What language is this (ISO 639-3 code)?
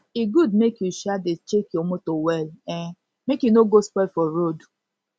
pcm